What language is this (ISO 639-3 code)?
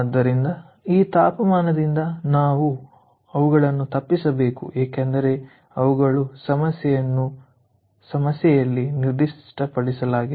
kan